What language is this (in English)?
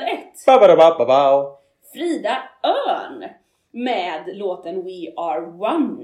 Swedish